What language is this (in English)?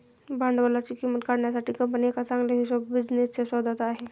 Marathi